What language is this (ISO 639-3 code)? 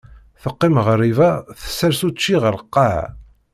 kab